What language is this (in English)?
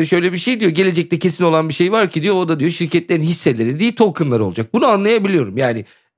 Turkish